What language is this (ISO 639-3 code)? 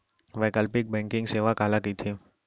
hne